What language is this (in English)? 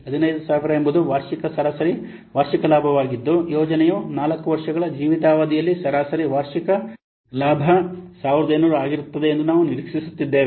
Kannada